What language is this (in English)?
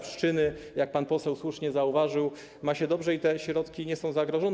Polish